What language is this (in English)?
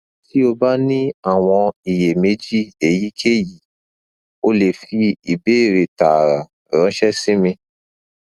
Yoruba